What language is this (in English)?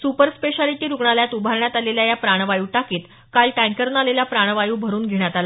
Marathi